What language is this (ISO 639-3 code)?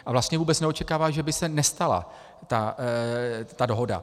ces